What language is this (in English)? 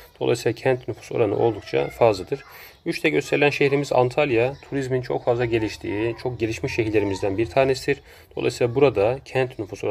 Turkish